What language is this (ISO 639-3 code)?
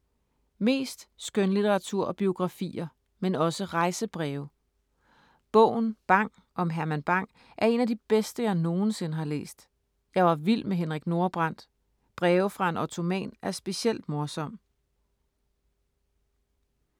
dan